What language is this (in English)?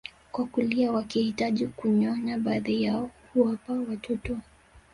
Swahili